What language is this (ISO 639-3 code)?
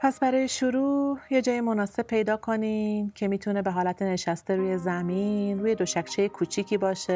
fas